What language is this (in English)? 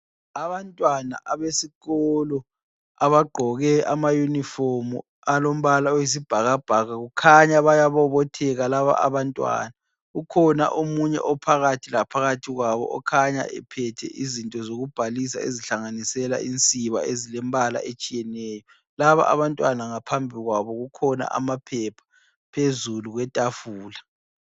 North Ndebele